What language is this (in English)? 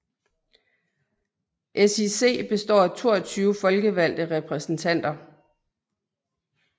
Danish